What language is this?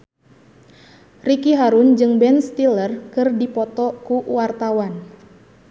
Sundanese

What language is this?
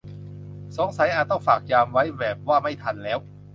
Thai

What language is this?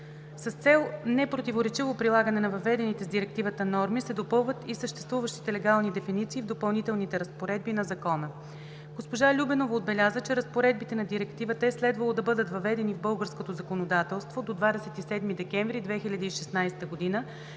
Bulgarian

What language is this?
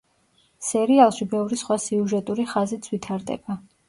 Georgian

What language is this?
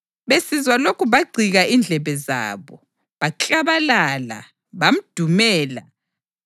North Ndebele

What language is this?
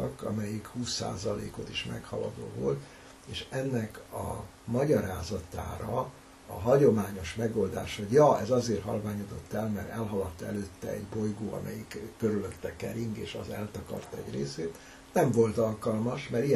Hungarian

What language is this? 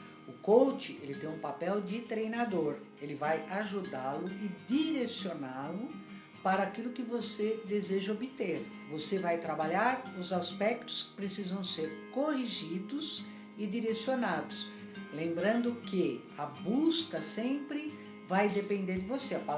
Portuguese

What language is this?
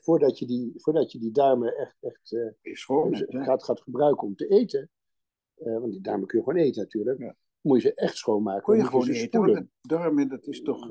Dutch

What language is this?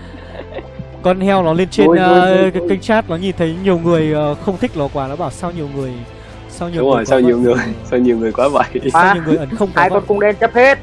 Vietnamese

